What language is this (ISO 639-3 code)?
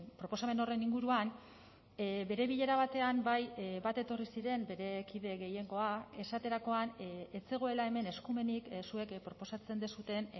eus